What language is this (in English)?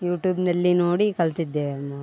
Kannada